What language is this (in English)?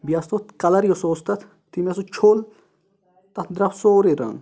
Kashmiri